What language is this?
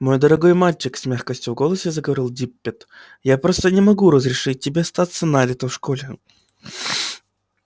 Russian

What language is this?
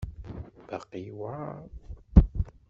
Kabyle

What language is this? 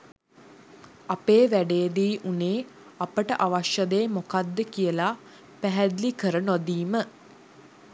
Sinhala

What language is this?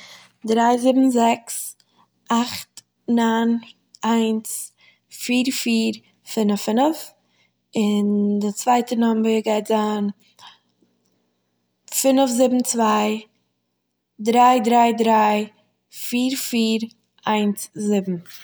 Yiddish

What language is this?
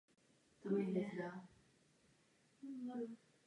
Czech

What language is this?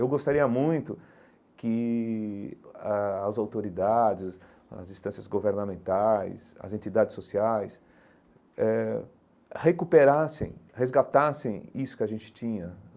Portuguese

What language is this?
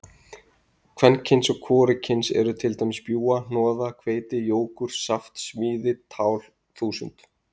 Icelandic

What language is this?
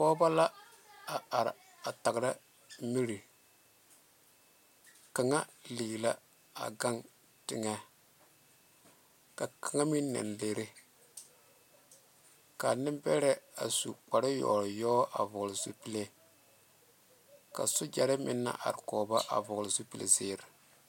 Southern Dagaare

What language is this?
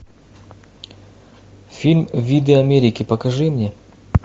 Russian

